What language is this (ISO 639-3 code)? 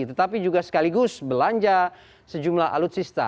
ind